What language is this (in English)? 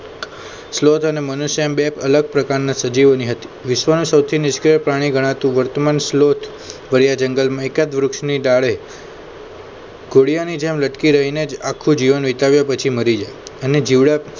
Gujarati